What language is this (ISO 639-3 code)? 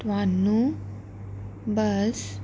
pan